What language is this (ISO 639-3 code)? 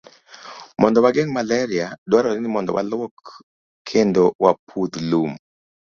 luo